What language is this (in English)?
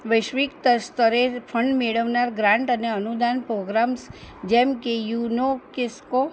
Gujarati